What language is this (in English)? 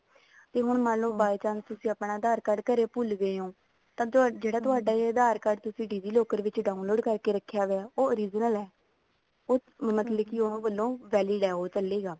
Punjabi